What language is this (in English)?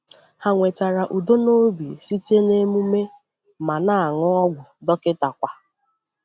Igbo